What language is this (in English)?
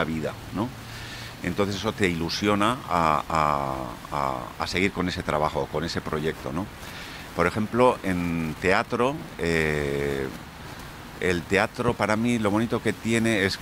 Spanish